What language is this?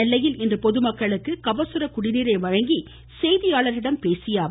Tamil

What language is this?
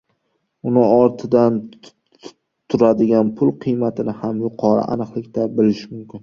Uzbek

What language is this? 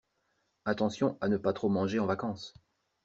French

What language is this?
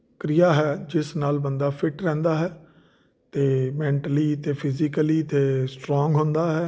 Punjabi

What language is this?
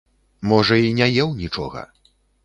Belarusian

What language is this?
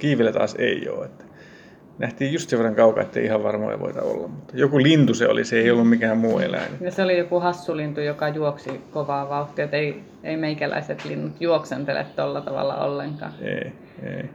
Finnish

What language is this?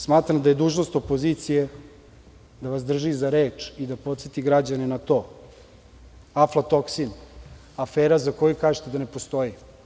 Serbian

